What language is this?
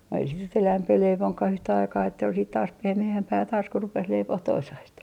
Finnish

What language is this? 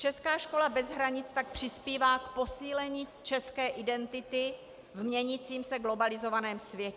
Czech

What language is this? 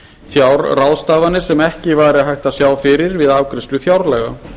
Icelandic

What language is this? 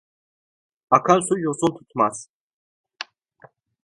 Turkish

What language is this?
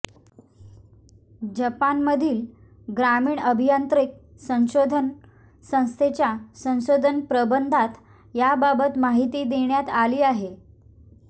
Marathi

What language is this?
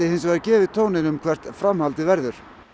Icelandic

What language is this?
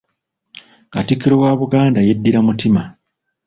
Ganda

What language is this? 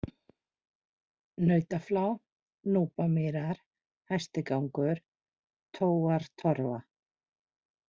Icelandic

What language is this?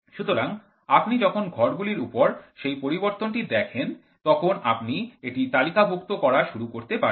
Bangla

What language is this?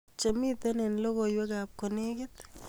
Kalenjin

